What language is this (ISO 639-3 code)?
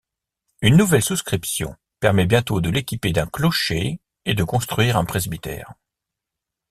fra